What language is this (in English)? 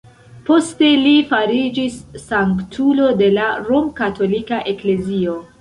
Esperanto